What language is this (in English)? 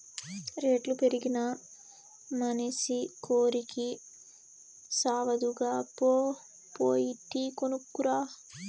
Telugu